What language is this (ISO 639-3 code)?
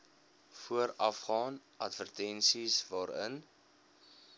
afr